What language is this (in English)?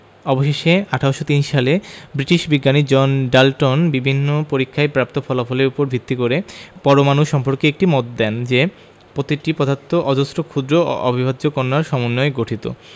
Bangla